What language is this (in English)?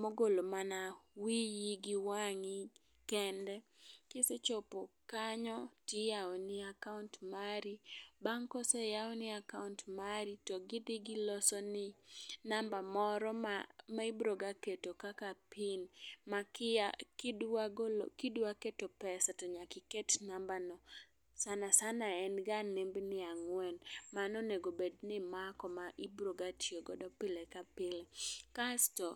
Luo (Kenya and Tanzania)